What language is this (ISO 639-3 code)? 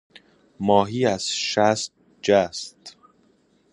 fas